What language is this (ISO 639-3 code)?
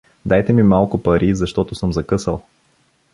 bul